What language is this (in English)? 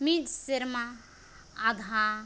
Santali